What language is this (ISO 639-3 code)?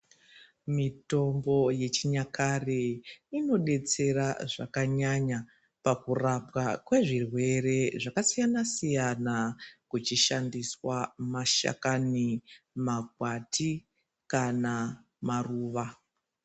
ndc